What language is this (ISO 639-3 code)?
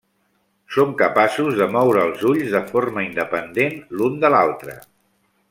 cat